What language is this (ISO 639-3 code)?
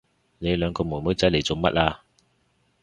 yue